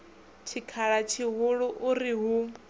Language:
Venda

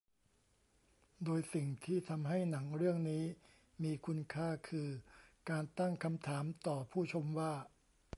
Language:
Thai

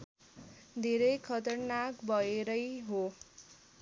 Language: Nepali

